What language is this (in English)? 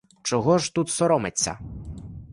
Ukrainian